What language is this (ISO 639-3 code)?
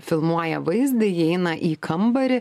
lit